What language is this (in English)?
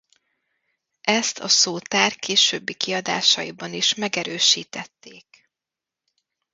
Hungarian